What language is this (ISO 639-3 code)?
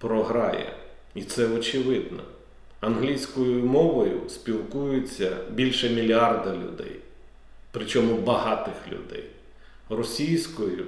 ukr